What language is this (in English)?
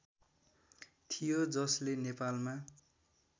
Nepali